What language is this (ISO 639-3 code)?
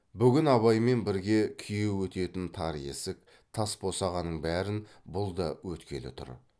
kaz